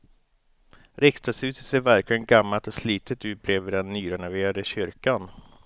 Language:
Swedish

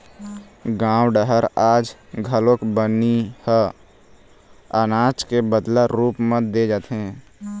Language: Chhattisgarhi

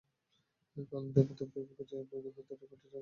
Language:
Bangla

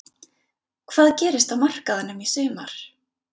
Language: Icelandic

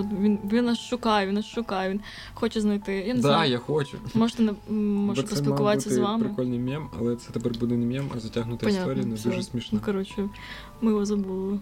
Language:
Ukrainian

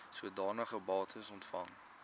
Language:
Afrikaans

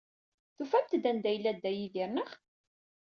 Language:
Kabyle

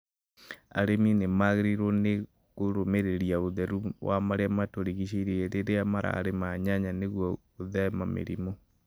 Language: Kikuyu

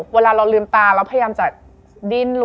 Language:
Thai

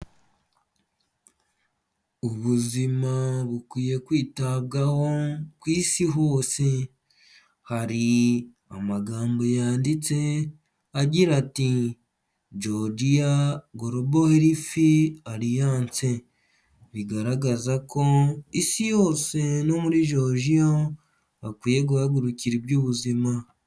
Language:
Kinyarwanda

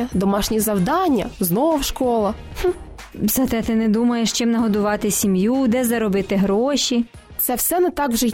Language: Ukrainian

